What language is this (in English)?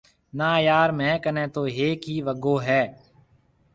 Marwari (Pakistan)